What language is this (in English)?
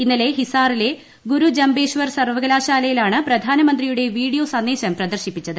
Malayalam